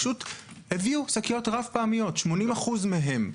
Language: Hebrew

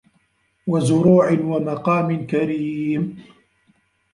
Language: Arabic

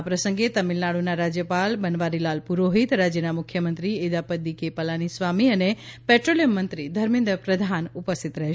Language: Gujarati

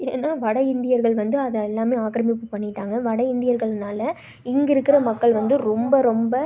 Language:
Tamil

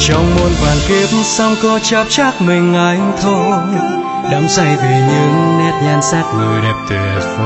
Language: Vietnamese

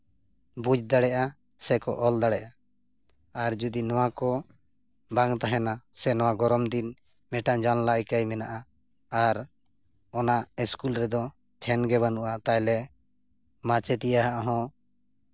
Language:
Santali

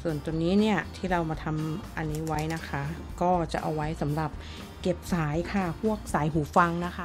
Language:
Thai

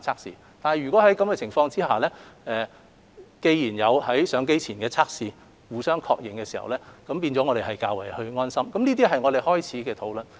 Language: Cantonese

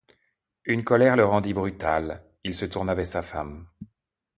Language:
French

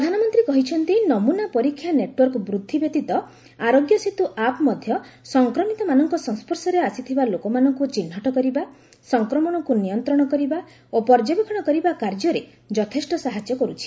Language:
Odia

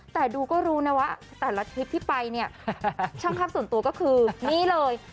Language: Thai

